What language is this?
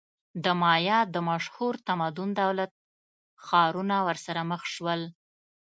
Pashto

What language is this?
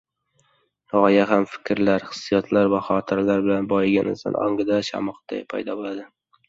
Uzbek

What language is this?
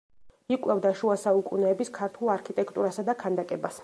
Georgian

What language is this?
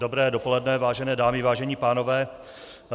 Czech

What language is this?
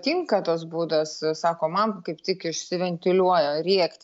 Lithuanian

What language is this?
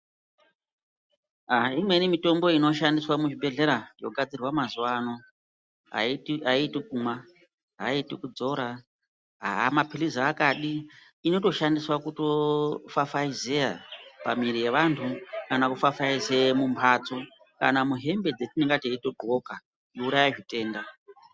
Ndau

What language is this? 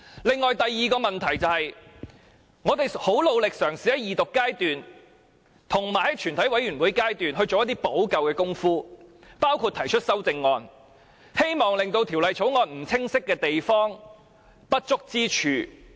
Cantonese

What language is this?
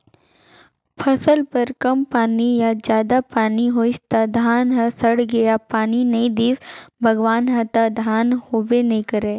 Chhattisgarhi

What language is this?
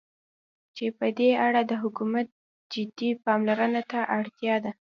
Pashto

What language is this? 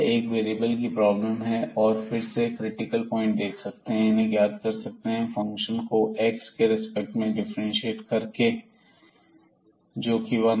Hindi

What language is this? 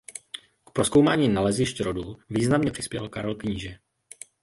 Czech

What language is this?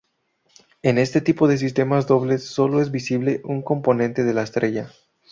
Spanish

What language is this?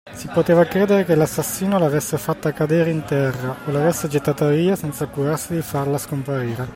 Italian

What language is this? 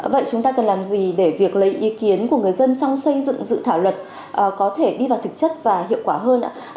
Vietnamese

